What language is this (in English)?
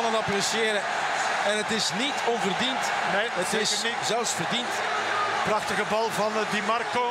Dutch